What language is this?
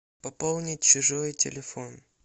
Russian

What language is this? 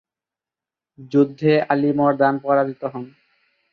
Bangla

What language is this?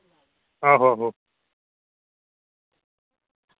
Dogri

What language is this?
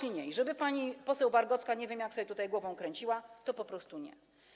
Polish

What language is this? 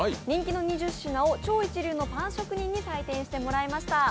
Japanese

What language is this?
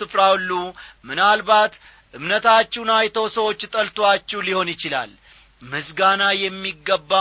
Amharic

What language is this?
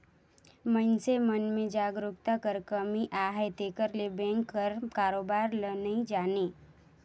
Chhattisgarhi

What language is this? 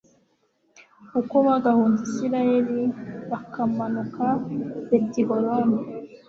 Kinyarwanda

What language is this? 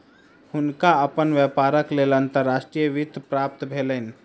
Maithili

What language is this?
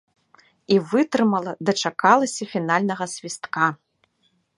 Belarusian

